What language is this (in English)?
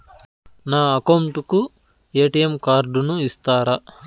Telugu